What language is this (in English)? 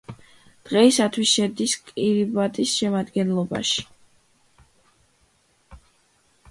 Georgian